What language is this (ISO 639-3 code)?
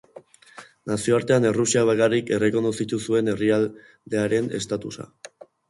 eus